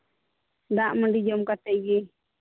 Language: Santali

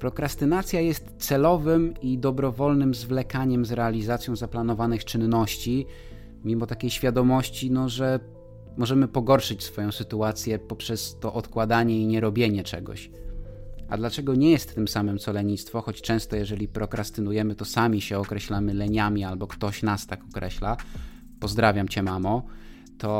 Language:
Polish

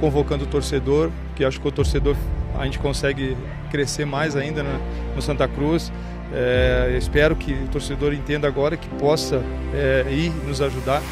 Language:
Portuguese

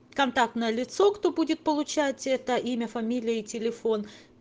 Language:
Russian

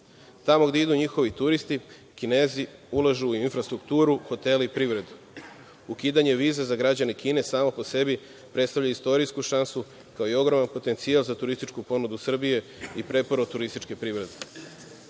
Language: Serbian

